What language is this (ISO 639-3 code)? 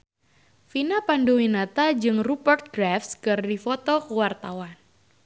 sun